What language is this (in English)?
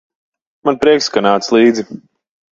Latvian